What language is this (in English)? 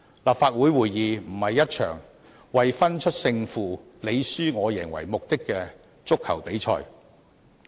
Cantonese